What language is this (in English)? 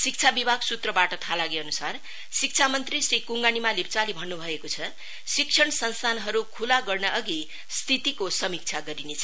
Nepali